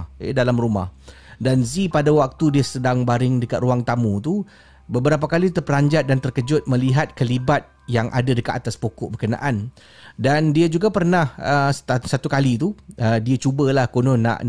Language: Malay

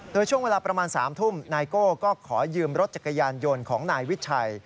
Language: Thai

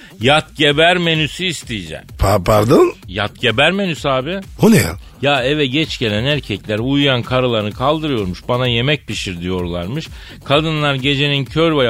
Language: Turkish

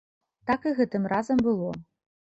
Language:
Belarusian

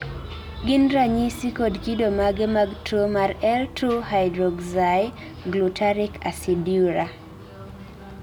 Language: Luo (Kenya and Tanzania)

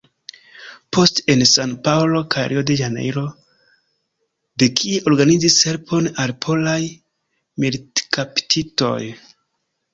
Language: Esperanto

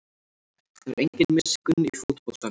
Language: Icelandic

